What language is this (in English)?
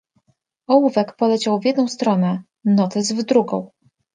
Polish